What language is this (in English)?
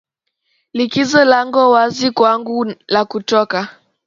Swahili